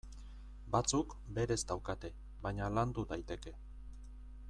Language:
Basque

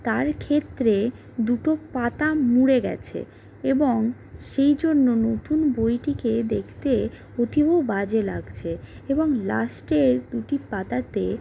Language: Bangla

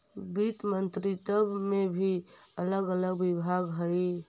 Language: Magahi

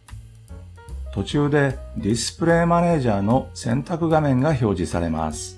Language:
Japanese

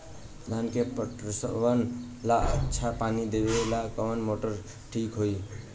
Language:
Bhojpuri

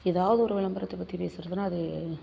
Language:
Tamil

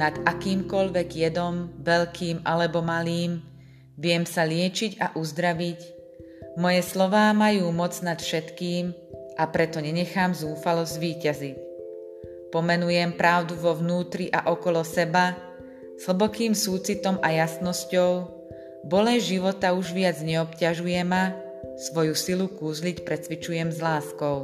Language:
Slovak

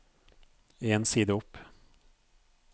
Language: Norwegian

